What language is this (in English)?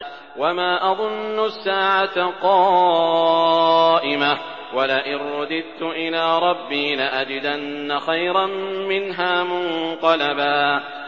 Arabic